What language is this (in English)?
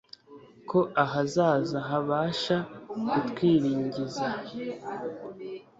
Kinyarwanda